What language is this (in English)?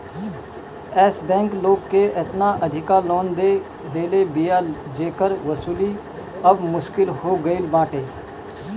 Bhojpuri